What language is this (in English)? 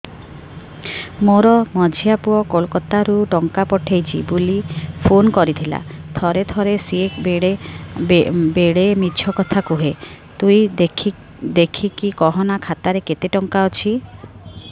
Odia